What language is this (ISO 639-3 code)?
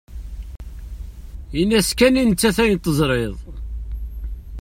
kab